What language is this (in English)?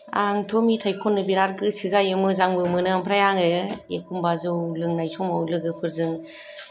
Bodo